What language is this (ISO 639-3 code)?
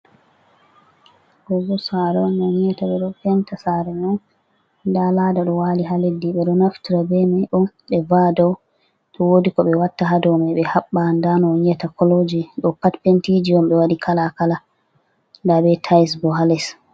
ful